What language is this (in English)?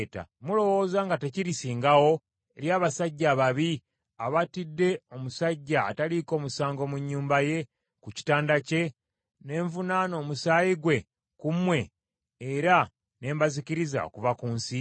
Ganda